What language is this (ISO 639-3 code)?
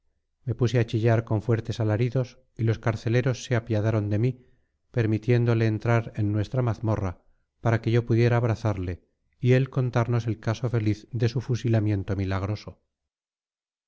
spa